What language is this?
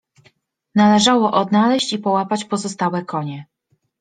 Polish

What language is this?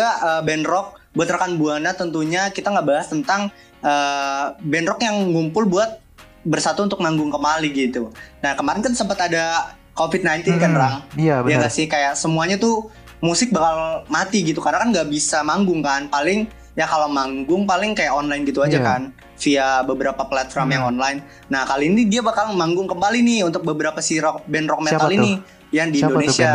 Indonesian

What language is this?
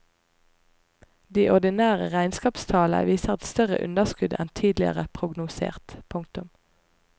Norwegian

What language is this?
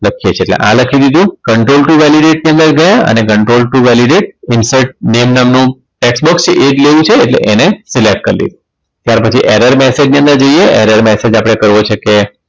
Gujarati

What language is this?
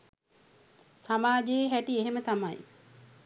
Sinhala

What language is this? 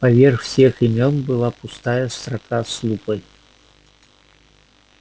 Russian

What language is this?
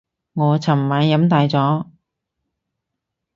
Cantonese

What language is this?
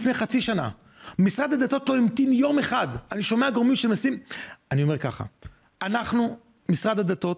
Hebrew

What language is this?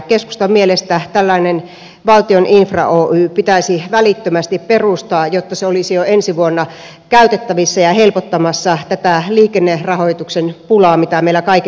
Finnish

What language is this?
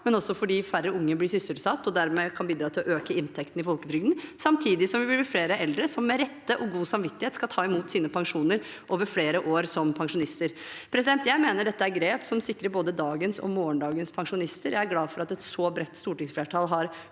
Norwegian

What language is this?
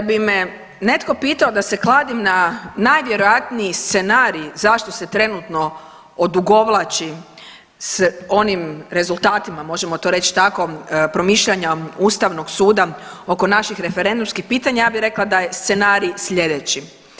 Croatian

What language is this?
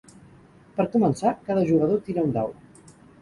Catalan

